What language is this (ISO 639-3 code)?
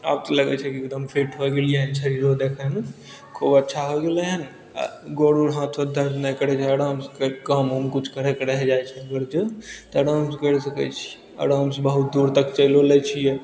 mai